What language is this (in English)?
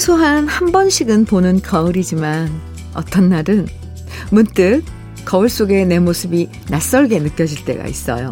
Korean